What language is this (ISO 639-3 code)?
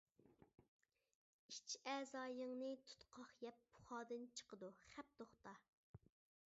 uig